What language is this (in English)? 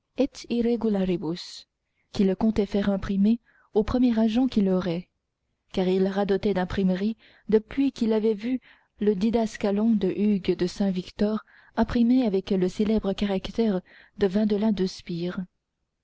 French